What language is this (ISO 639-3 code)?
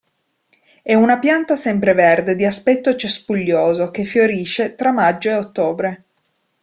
ita